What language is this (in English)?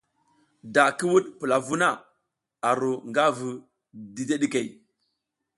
South Giziga